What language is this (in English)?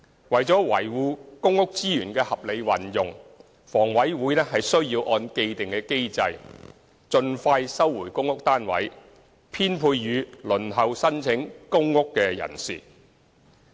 Cantonese